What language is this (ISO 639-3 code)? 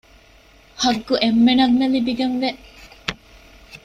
div